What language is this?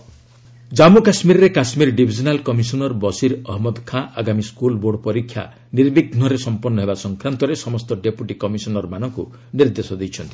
Odia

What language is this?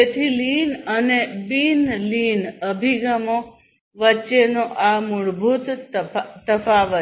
Gujarati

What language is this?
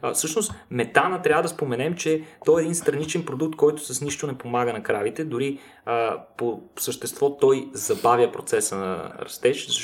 Bulgarian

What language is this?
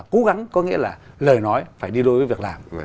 Vietnamese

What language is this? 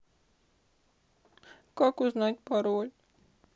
Russian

